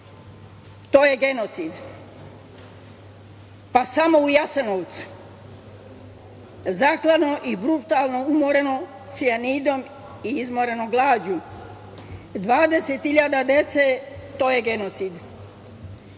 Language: Serbian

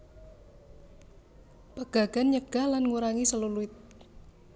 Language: Javanese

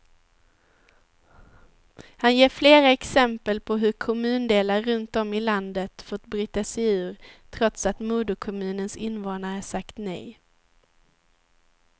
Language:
Swedish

